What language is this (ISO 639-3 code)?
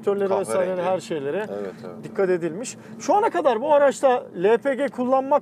tur